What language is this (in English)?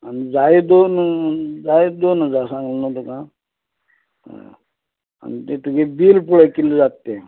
Konkani